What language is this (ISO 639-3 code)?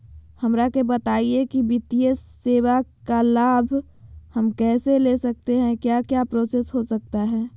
mag